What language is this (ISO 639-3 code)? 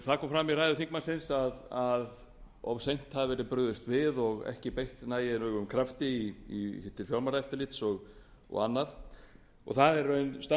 isl